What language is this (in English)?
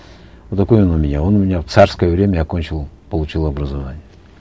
Kazakh